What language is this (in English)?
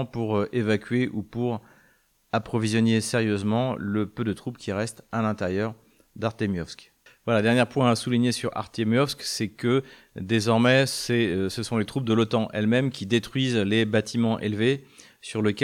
French